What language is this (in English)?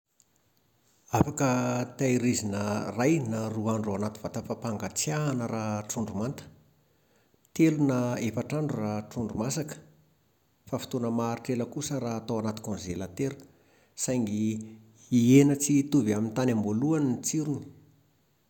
Malagasy